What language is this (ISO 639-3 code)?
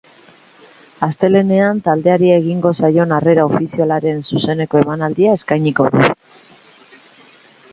eus